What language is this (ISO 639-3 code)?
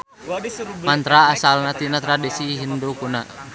sun